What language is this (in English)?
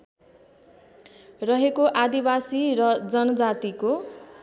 Nepali